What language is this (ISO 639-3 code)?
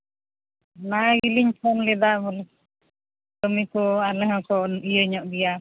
sat